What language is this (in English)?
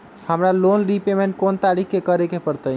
Magahi